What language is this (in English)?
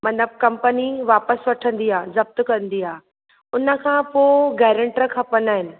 Sindhi